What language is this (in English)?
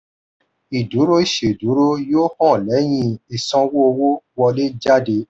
Yoruba